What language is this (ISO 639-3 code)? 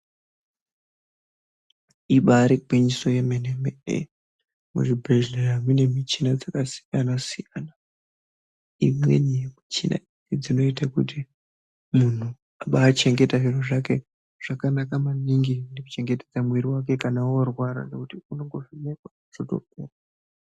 ndc